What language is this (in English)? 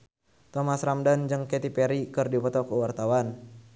Sundanese